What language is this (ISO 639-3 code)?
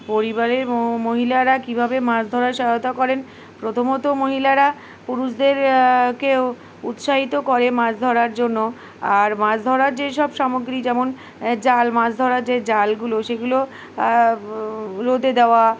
ben